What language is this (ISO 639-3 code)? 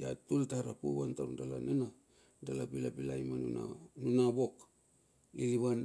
bxf